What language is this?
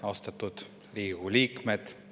Estonian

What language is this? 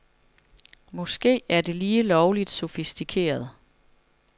Danish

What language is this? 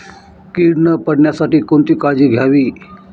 Marathi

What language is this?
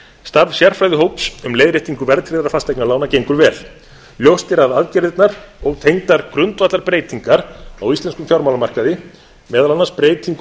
Icelandic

